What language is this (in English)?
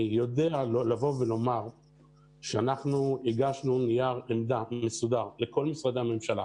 Hebrew